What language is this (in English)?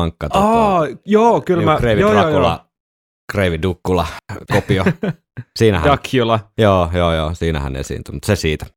Finnish